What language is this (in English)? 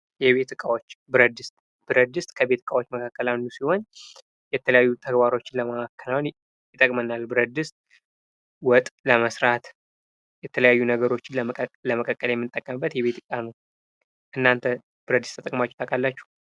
Amharic